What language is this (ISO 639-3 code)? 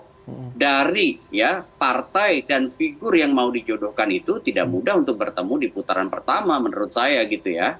ind